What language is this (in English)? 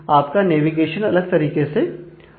Hindi